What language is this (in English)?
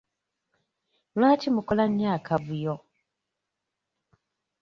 Ganda